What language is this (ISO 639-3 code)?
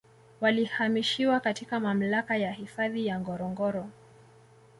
swa